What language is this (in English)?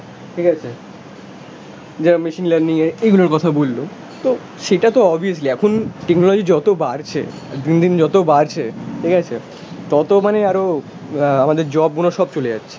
Bangla